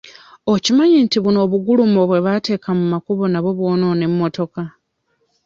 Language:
Ganda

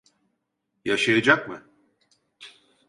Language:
Turkish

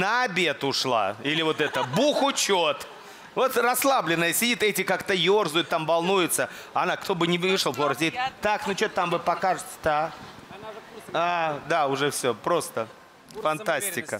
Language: Russian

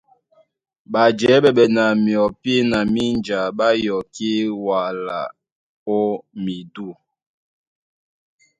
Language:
Duala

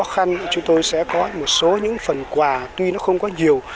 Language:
Vietnamese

